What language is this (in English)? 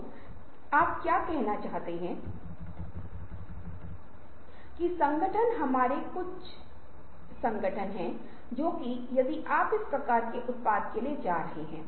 Hindi